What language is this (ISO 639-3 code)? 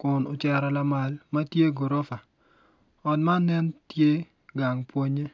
ach